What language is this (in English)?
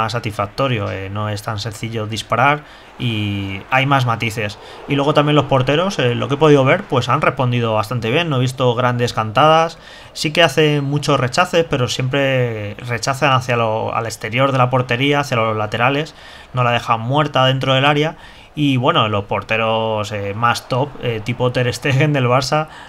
Spanish